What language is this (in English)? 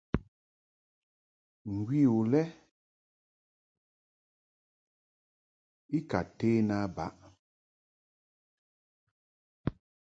Mungaka